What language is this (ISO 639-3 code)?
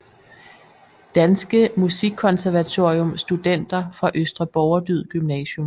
dan